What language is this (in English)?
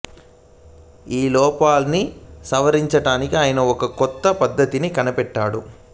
Telugu